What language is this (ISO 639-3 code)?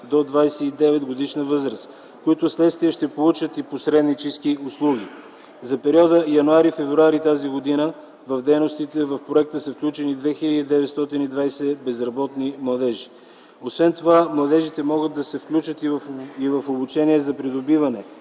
bul